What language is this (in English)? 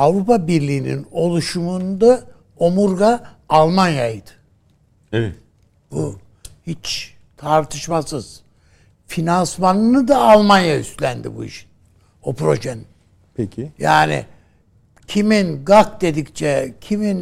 Turkish